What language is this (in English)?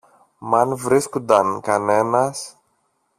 Greek